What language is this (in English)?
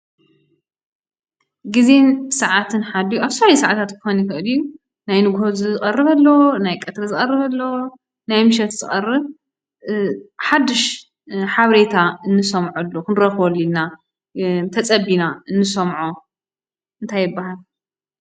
Tigrinya